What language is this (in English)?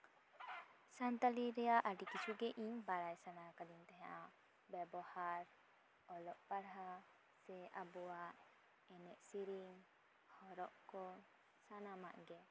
Santali